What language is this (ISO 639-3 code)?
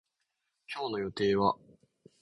jpn